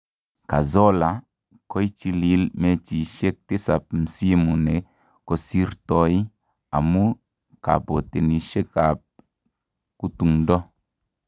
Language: Kalenjin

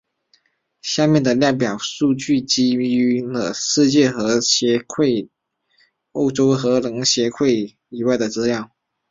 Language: Chinese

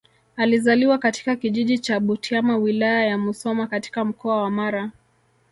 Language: Swahili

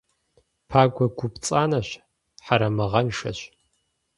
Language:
Kabardian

